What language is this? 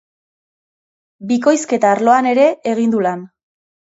Basque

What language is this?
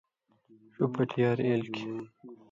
Indus Kohistani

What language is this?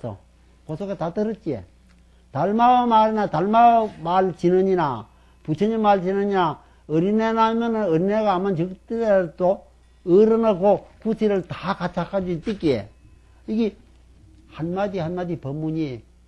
Korean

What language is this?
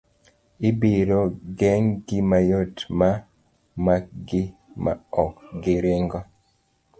Luo (Kenya and Tanzania)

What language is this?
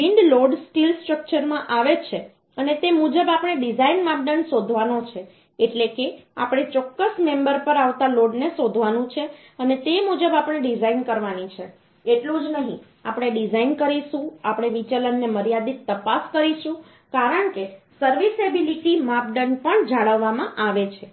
Gujarati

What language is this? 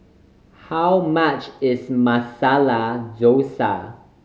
English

